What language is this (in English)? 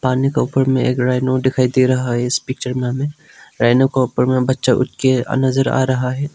Hindi